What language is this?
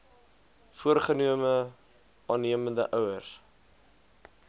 Afrikaans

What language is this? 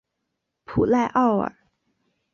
Chinese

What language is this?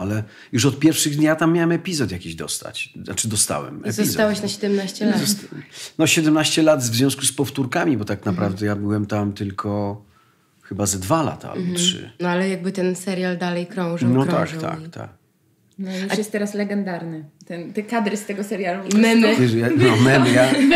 Polish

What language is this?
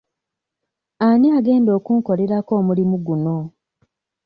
Ganda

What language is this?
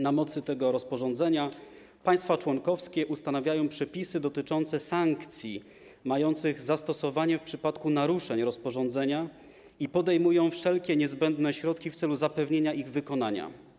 Polish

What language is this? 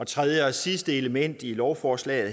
Danish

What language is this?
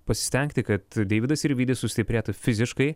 Lithuanian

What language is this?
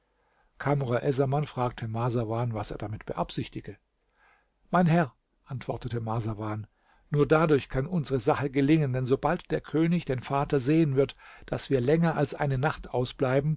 German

